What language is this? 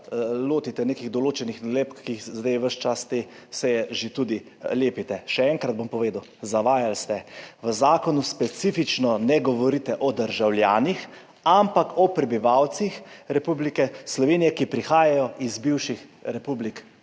Slovenian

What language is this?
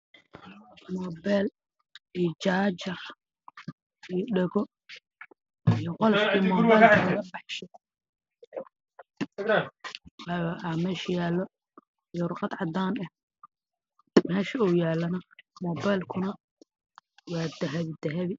Somali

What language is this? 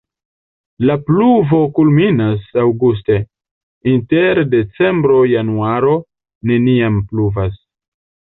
Esperanto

